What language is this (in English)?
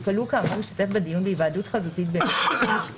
Hebrew